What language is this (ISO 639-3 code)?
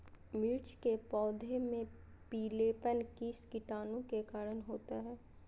mag